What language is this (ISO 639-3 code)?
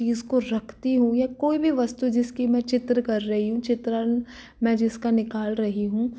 hin